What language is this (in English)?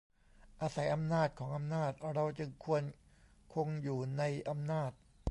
Thai